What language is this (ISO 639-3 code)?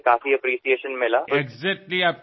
mar